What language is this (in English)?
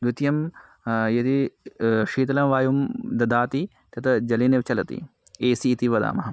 Sanskrit